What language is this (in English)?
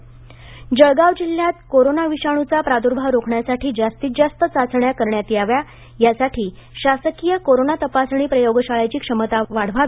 Marathi